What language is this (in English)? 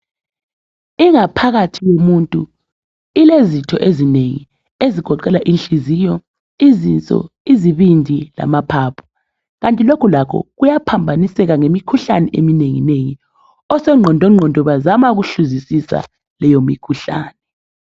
North Ndebele